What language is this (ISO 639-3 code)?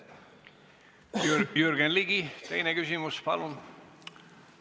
est